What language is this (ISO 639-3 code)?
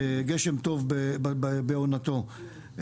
heb